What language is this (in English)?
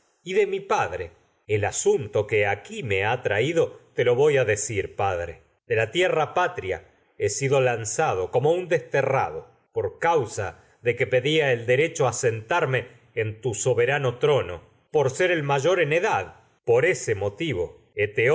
Spanish